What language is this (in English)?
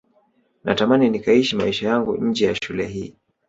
Swahili